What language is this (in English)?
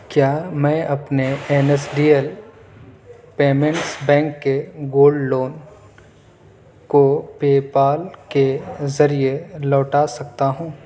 Urdu